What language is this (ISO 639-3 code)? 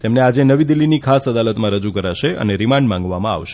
guj